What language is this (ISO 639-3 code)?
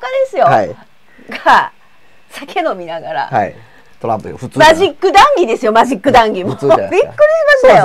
jpn